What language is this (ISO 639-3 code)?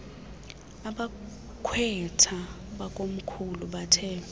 xho